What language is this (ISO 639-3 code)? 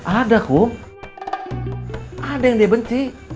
ind